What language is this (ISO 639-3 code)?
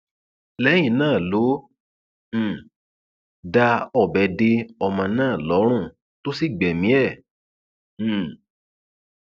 yor